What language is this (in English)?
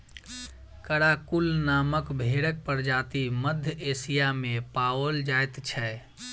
Maithili